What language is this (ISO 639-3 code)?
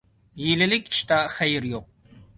uig